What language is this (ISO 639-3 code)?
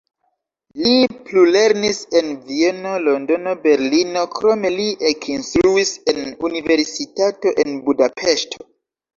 epo